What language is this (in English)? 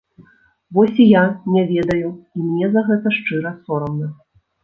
Belarusian